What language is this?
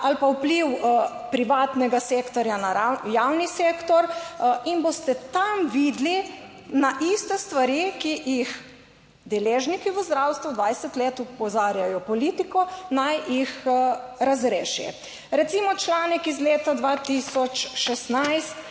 Slovenian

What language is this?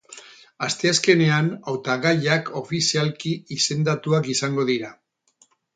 Basque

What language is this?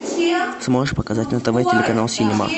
Russian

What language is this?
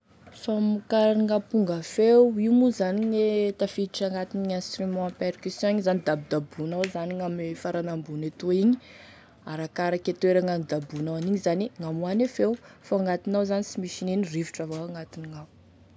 Tesaka Malagasy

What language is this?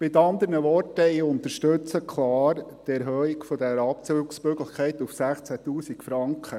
Swiss German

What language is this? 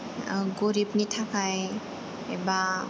Bodo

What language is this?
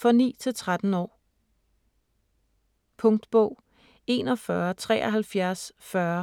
Danish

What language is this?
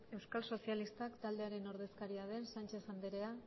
Basque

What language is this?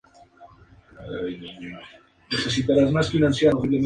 Spanish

